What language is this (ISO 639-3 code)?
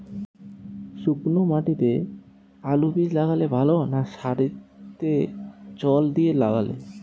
ben